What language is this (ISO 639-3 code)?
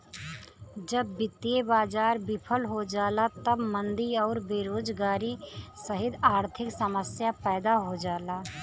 bho